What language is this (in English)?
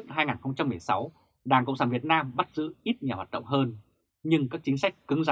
Vietnamese